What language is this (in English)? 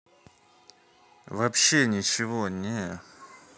Russian